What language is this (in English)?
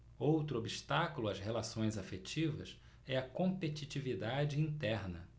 Portuguese